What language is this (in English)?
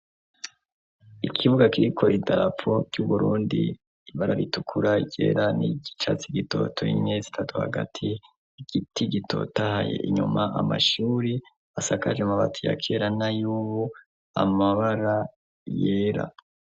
Rundi